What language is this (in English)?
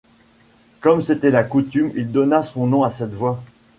French